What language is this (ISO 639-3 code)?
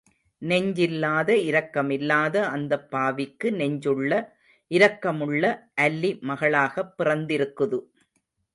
tam